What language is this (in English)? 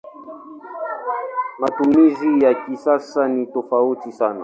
Swahili